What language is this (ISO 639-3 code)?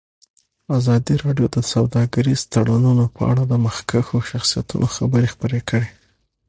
pus